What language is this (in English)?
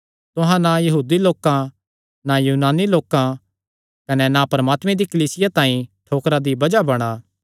Kangri